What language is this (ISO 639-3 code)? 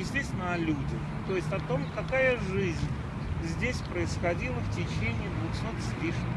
rus